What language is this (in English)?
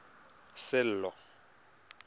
Tswana